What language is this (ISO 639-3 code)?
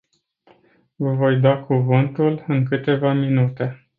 ron